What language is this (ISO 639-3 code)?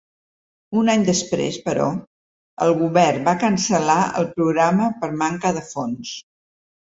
cat